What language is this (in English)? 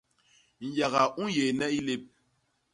Basaa